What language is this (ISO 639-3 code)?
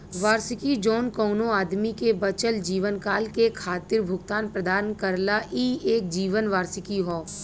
bho